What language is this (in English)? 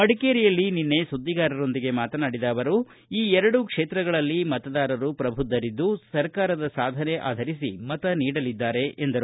Kannada